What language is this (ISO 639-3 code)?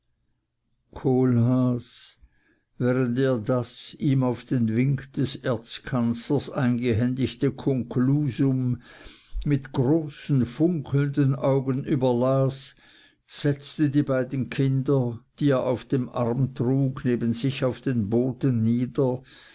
deu